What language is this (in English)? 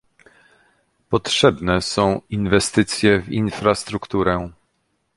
Polish